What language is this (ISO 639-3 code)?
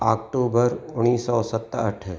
snd